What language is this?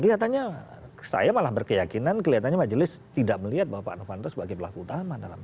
Indonesian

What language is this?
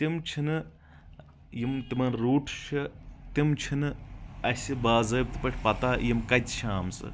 Kashmiri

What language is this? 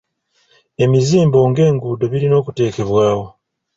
Ganda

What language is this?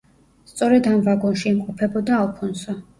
Georgian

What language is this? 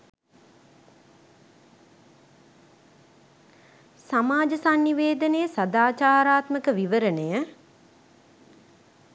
Sinhala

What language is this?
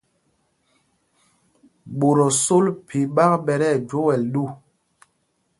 Mpumpong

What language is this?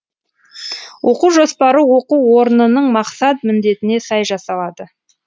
Kazakh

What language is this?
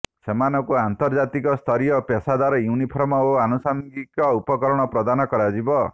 Odia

